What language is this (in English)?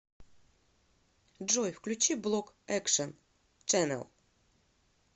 Russian